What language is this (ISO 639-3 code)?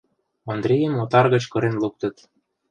chm